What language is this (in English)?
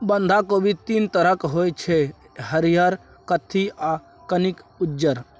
Maithili